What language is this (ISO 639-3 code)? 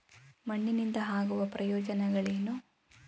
kan